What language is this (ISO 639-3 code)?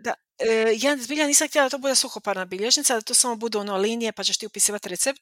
hrv